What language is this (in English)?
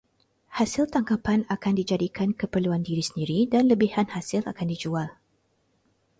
Malay